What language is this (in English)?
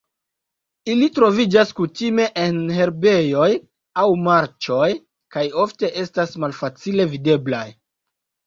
Esperanto